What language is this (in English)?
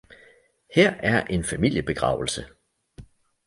Danish